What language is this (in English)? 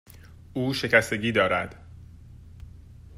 Persian